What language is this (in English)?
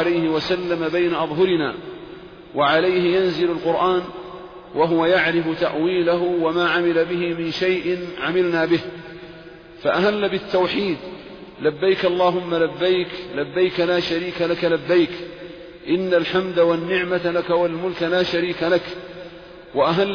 Arabic